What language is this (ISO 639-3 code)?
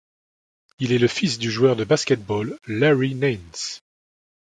fra